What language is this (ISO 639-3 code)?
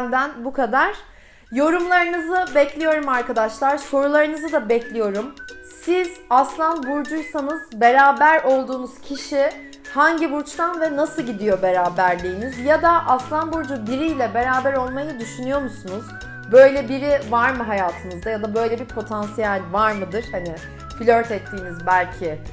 tur